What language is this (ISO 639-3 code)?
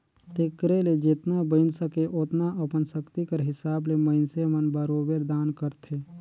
hne